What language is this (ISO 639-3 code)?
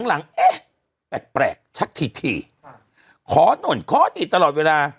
tha